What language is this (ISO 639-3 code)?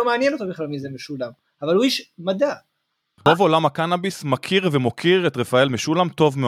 heb